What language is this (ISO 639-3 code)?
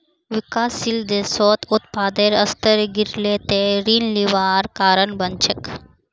mag